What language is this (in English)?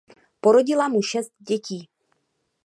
Czech